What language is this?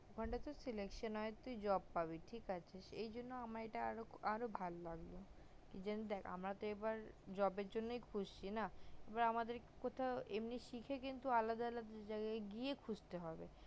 Bangla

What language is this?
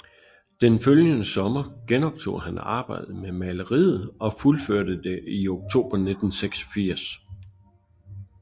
Danish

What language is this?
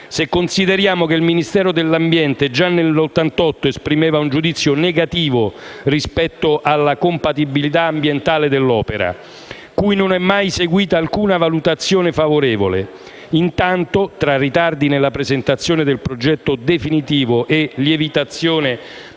Italian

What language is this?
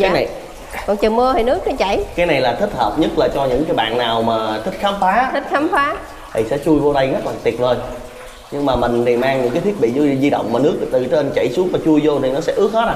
Vietnamese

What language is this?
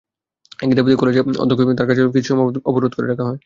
Bangla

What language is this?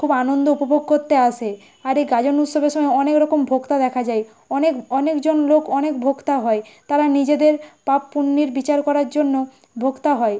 Bangla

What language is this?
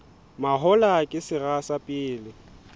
Southern Sotho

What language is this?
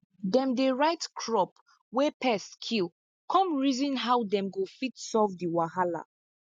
Nigerian Pidgin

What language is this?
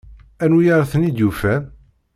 Kabyle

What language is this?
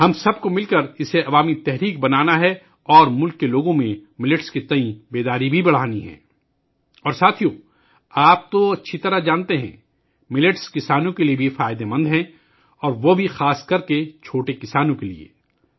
Urdu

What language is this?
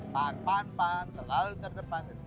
Indonesian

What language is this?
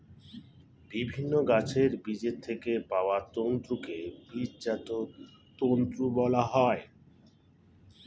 Bangla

